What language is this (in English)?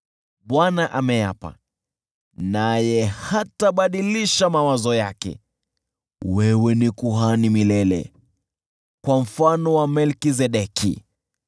Swahili